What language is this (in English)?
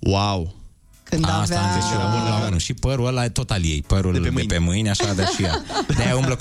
Romanian